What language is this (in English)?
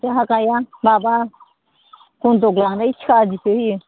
Bodo